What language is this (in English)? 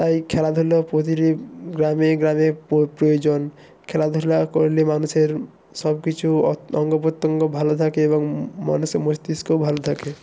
Bangla